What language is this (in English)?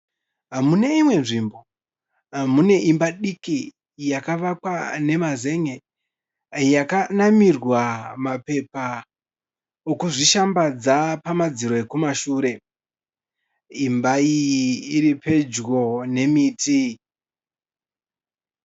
Shona